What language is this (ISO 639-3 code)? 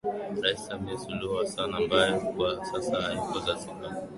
swa